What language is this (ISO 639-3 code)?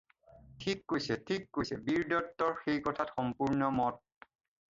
asm